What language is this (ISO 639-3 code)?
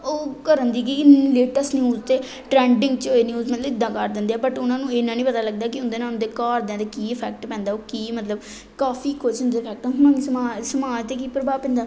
pan